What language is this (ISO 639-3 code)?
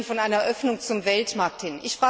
deu